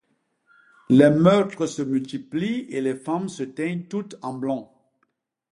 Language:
French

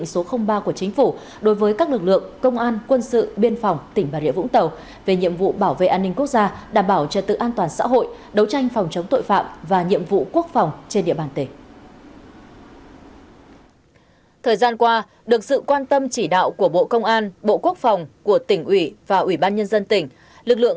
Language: Vietnamese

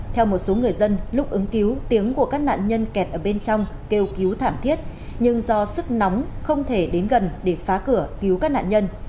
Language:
Vietnamese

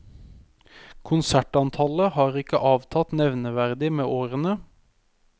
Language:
Norwegian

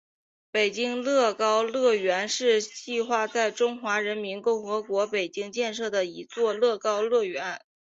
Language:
Chinese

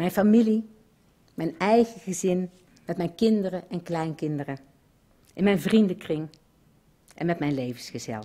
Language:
Dutch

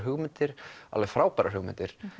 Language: Icelandic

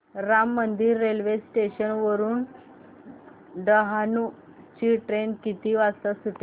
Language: Marathi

